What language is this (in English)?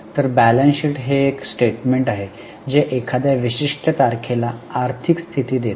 Marathi